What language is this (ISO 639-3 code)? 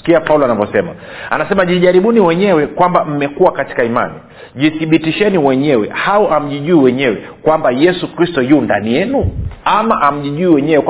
swa